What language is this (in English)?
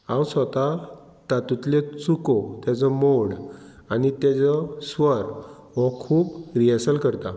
Konkani